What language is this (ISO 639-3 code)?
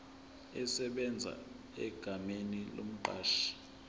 zul